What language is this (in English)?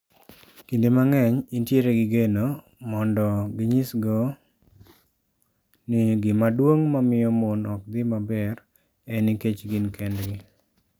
Luo (Kenya and Tanzania)